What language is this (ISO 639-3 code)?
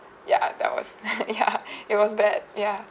eng